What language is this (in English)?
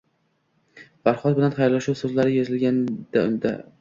Uzbek